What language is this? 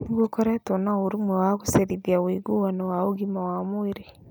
Kikuyu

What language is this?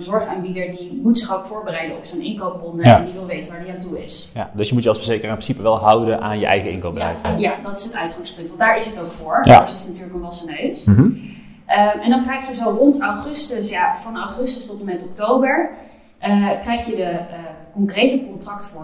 Dutch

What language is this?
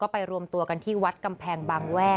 Thai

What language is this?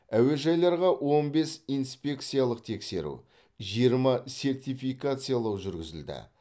Kazakh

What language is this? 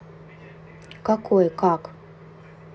Russian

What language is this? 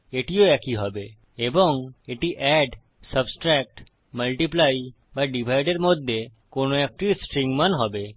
Bangla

